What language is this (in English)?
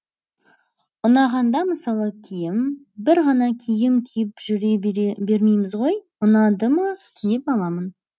Kazakh